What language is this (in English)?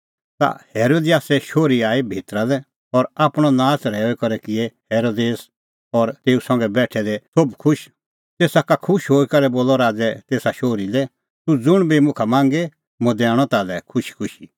Kullu Pahari